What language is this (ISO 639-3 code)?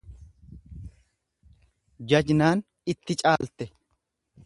orm